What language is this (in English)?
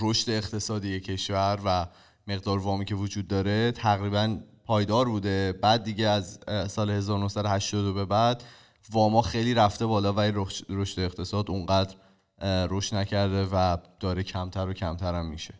Persian